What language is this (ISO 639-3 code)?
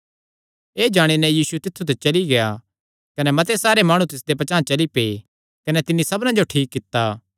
xnr